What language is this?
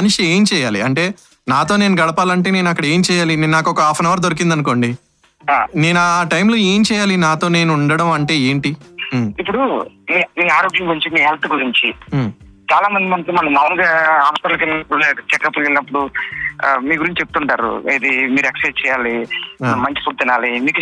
Telugu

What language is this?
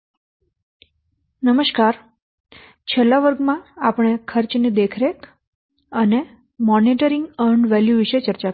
Gujarati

